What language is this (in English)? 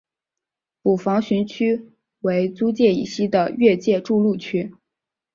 Chinese